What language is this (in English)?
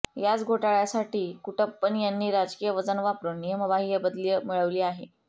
Marathi